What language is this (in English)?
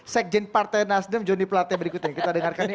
Indonesian